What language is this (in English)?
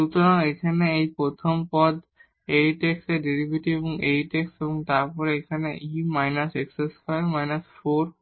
Bangla